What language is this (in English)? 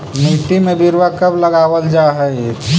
Magahi